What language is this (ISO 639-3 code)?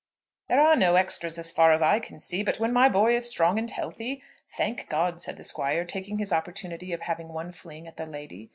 eng